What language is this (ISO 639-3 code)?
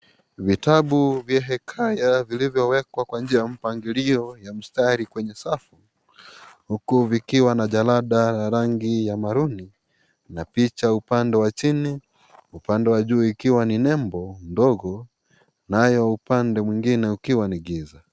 swa